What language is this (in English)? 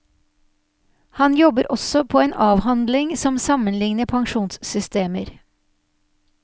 Norwegian